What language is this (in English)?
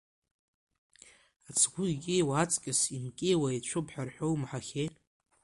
Abkhazian